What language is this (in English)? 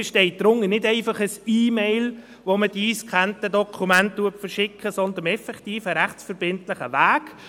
Swiss German